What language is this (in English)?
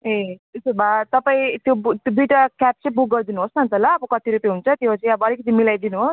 Nepali